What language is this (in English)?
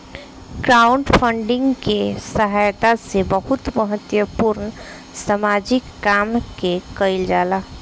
Bhojpuri